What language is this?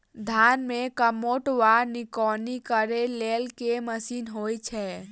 Maithili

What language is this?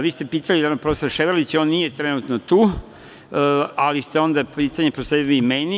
Serbian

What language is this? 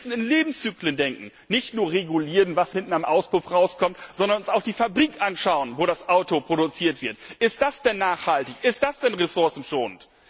German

